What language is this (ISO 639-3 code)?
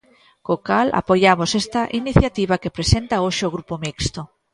glg